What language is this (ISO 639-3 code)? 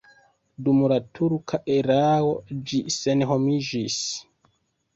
epo